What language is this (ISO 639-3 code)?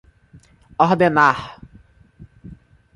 por